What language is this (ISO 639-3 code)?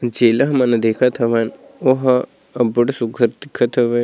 hne